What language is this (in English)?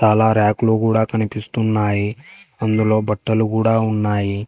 Telugu